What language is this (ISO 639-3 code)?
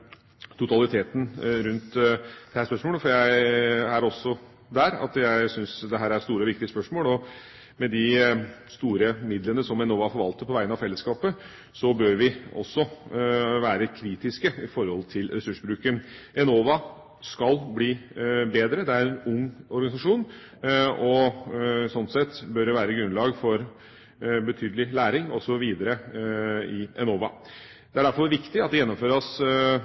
nob